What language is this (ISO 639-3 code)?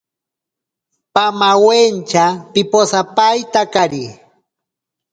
prq